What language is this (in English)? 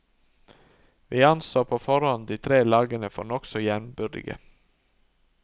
Norwegian